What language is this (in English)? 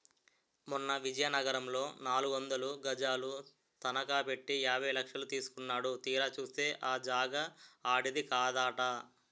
Telugu